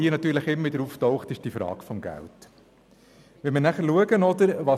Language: Swiss German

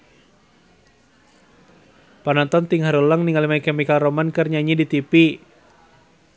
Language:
Sundanese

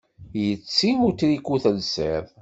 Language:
Kabyle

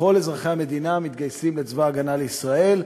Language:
Hebrew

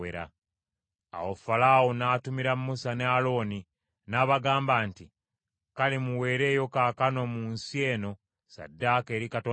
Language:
Ganda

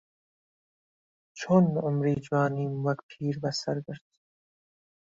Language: Central Kurdish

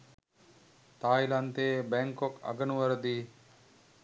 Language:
Sinhala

